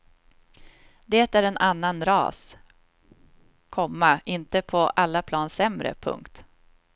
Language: Swedish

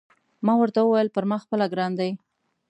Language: Pashto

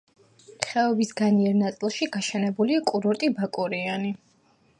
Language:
Georgian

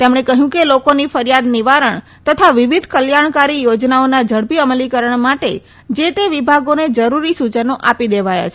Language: Gujarati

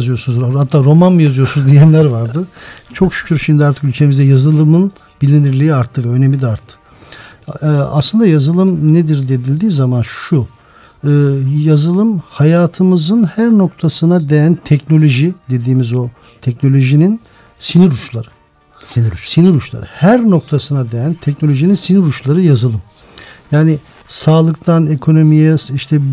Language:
Turkish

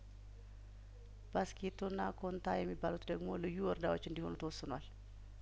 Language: Amharic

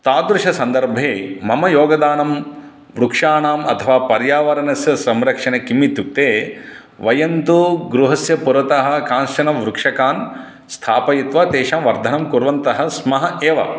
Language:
Sanskrit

